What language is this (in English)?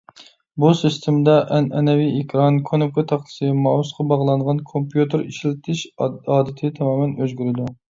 Uyghur